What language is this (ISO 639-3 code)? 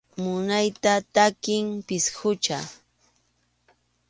qxu